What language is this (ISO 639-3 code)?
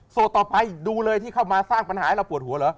tha